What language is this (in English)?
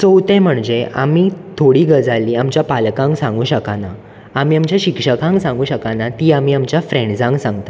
Konkani